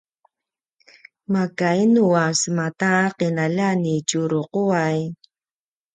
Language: Paiwan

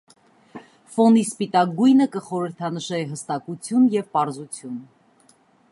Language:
Armenian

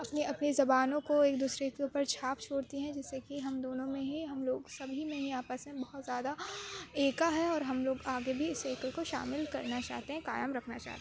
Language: Urdu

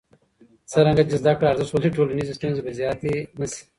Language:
Pashto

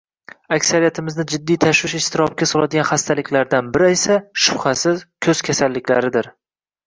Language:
Uzbek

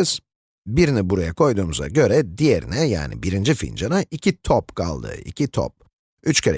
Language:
Turkish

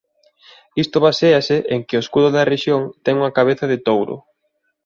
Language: Galician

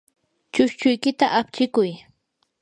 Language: Yanahuanca Pasco Quechua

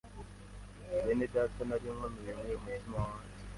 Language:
Kinyarwanda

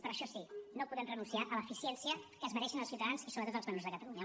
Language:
Catalan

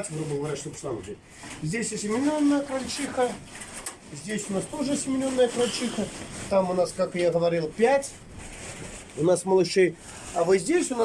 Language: Russian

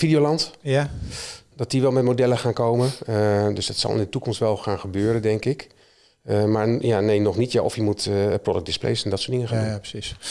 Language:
Dutch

